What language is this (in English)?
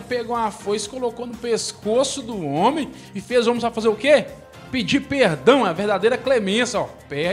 Portuguese